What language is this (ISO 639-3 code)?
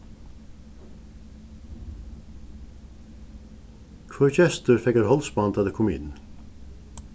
fao